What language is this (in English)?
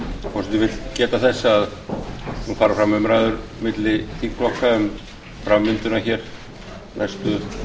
Icelandic